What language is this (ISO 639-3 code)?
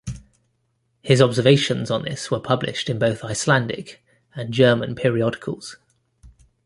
eng